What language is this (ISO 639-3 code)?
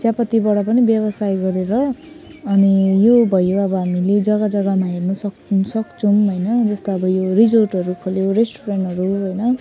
nep